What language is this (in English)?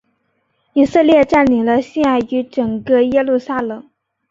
Chinese